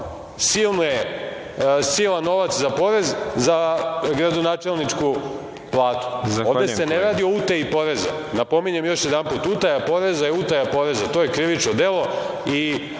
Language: Serbian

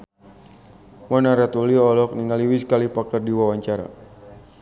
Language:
Sundanese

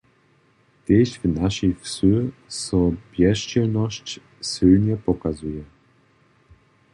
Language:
Upper Sorbian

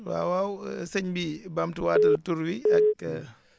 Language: Wolof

